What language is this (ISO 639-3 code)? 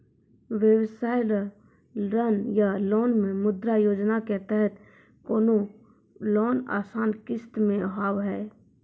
mai